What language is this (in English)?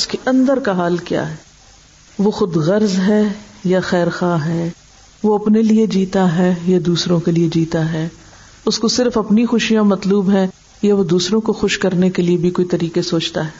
Urdu